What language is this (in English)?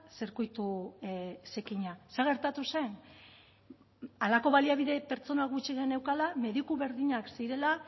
Basque